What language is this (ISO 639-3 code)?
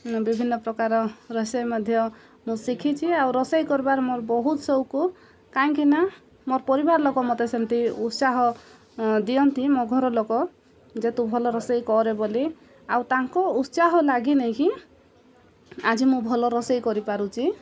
ori